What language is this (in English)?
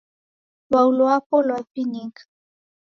Taita